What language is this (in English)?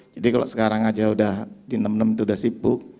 Indonesian